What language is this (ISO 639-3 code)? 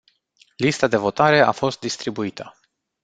ron